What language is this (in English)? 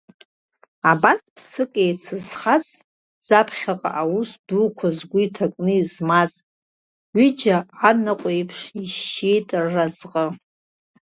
Abkhazian